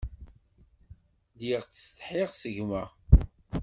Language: Kabyle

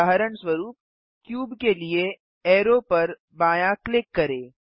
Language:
Hindi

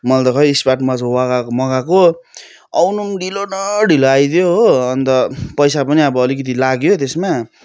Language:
Nepali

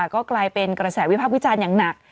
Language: Thai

